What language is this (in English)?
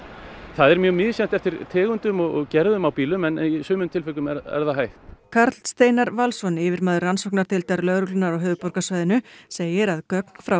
Icelandic